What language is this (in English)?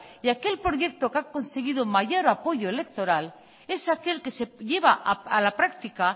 Spanish